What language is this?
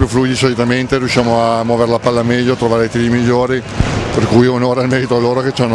Italian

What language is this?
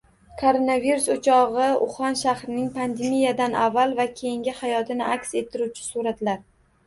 Uzbek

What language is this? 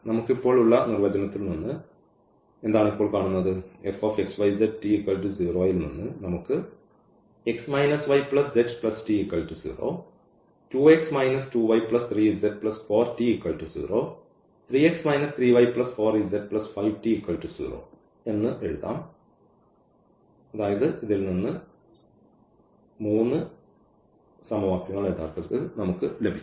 Malayalam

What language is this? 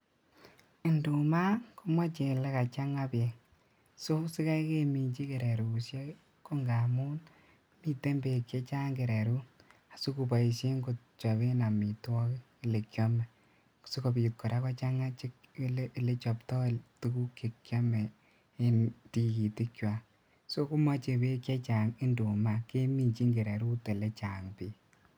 Kalenjin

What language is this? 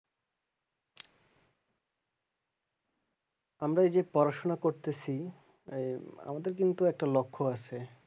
Bangla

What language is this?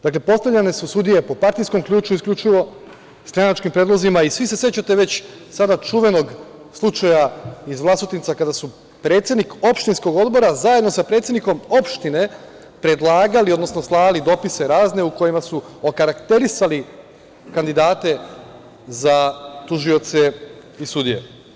Serbian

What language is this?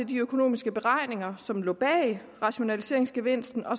Danish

